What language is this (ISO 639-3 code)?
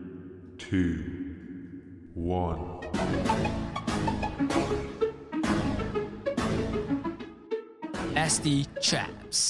msa